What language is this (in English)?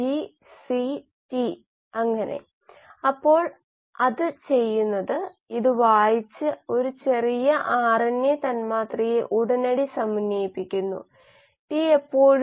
Malayalam